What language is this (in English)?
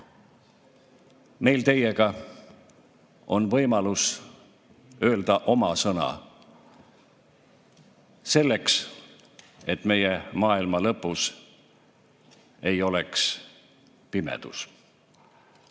Estonian